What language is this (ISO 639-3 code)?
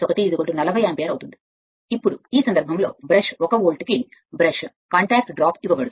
tel